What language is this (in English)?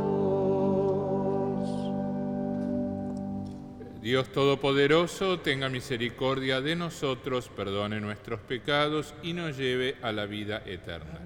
Spanish